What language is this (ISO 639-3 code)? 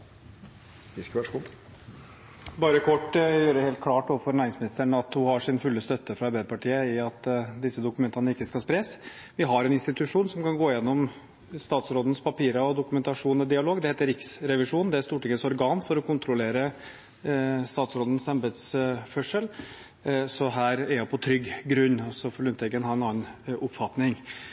nob